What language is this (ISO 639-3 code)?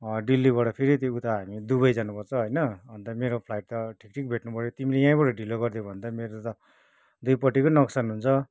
nep